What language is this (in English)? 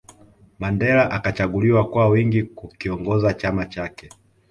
Swahili